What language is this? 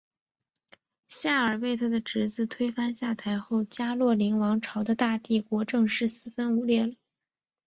Chinese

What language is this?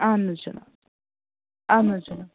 Kashmiri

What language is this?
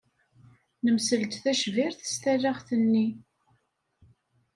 Kabyle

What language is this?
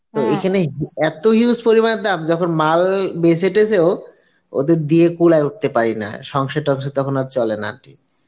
Bangla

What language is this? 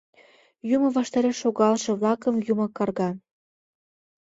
Mari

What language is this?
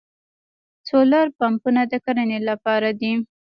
Pashto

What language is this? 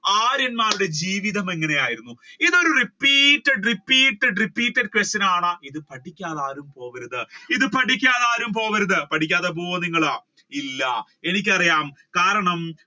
Malayalam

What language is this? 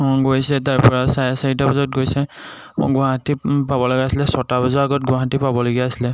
Assamese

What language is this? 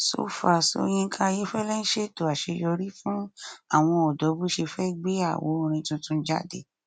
Yoruba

